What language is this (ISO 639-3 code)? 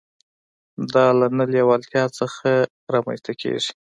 pus